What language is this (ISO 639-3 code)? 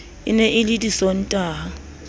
sot